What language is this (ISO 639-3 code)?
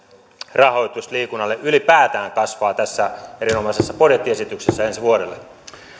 fin